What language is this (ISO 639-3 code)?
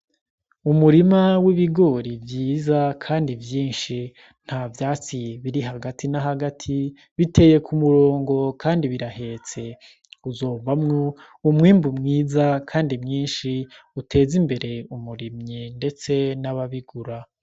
run